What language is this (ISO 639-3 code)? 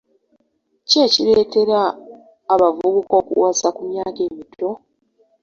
lug